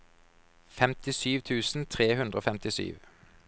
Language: Norwegian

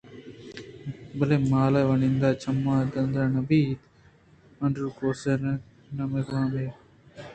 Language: Eastern Balochi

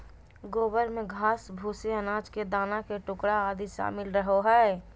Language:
Magahi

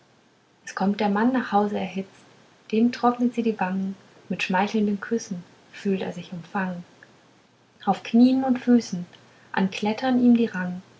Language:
German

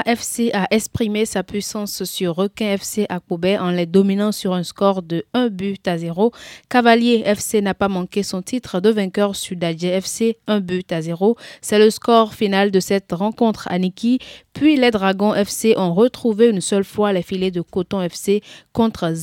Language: French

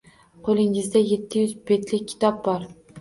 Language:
Uzbek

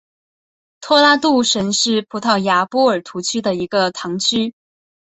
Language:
Chinese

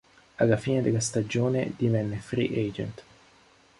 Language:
Italian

